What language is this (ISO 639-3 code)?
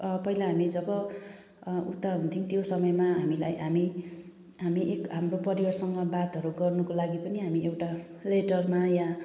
nep